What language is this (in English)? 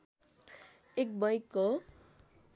Nepali